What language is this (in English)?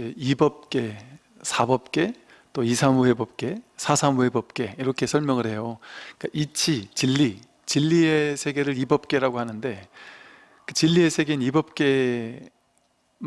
Korean